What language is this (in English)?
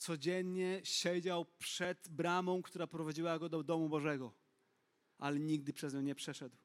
Polish